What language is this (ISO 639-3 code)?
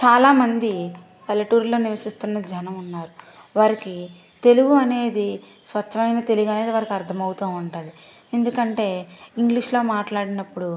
tel